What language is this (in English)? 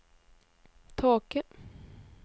Norwegian